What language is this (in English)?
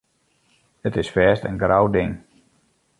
Western Frisian